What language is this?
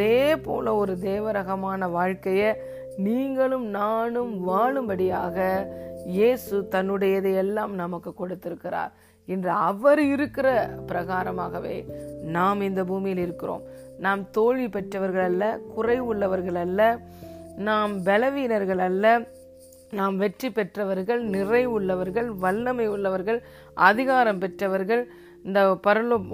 Tamil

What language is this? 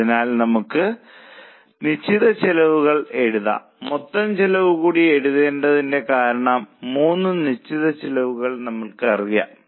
Malayalam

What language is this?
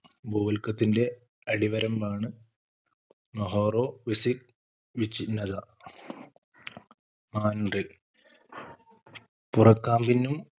Malayalam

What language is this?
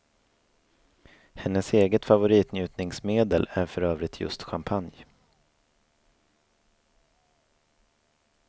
Swedish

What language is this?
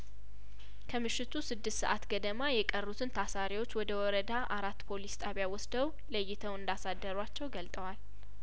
Amharic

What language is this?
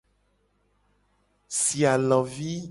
Gen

